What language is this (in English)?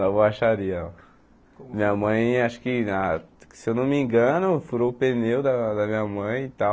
Portuguese